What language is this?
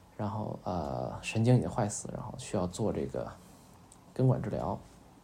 Chinese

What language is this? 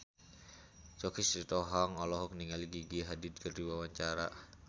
Sundanese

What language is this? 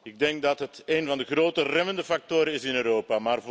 Dutch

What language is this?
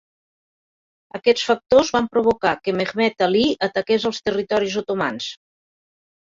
Catalan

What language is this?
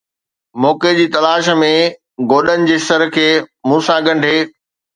Sindhi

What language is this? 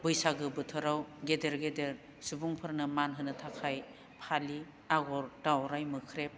Bodo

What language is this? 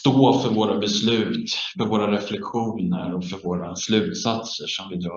Swedish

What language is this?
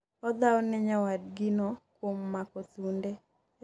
Luo (Kenya and Tanzania)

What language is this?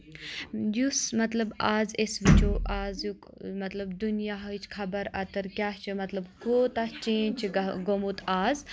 Kashmiri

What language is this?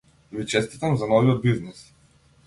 Macedonian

